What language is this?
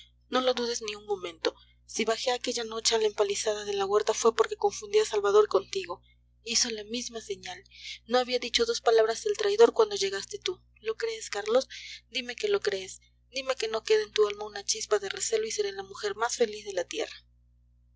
Spanish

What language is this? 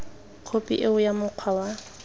Tswana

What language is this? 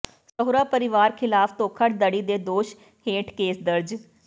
Punjabi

